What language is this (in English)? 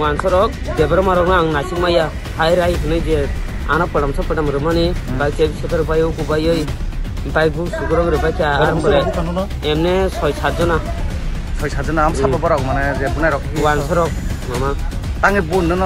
Thai